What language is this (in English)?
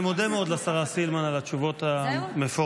Hebrew